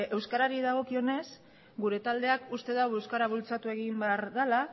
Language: Basque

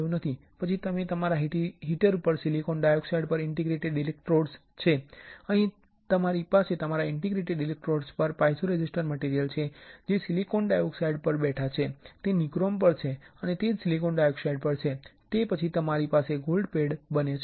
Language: Gujarati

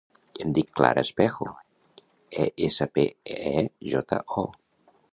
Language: Catalan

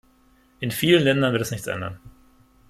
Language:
German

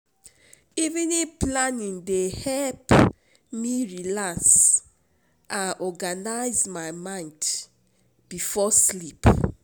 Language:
Nigerian Pidgin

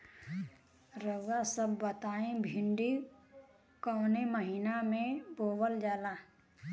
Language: Bhojpuri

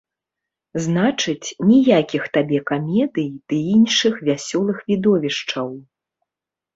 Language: Belarusian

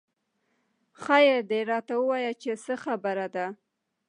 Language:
Pashto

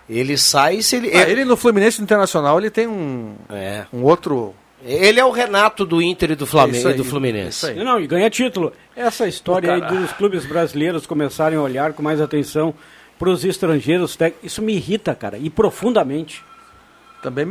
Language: Portuguese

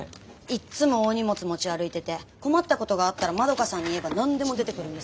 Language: Japanese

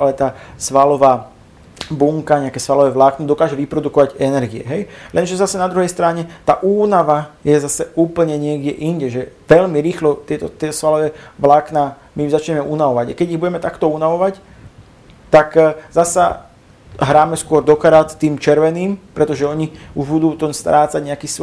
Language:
Slovak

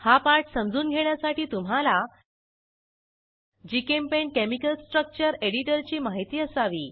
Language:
Marathi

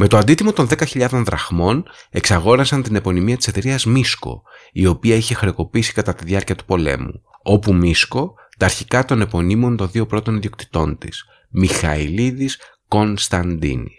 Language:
Greek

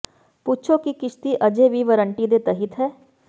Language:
Punjabi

